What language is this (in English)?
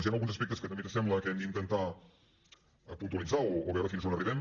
Catalan